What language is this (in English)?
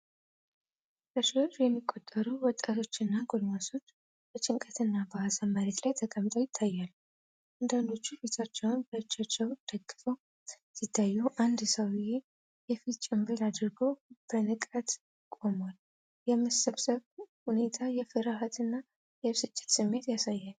Amharic